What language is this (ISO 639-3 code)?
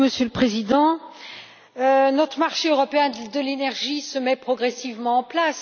fra